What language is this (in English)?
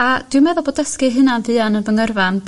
Welsh